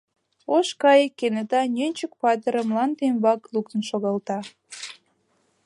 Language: Mari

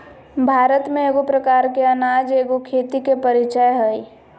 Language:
Magahi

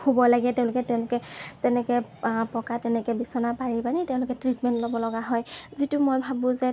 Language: Assamese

